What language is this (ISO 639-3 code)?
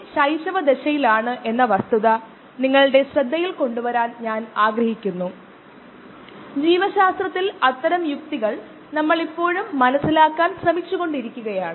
mal